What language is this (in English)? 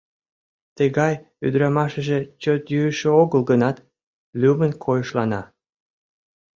Mari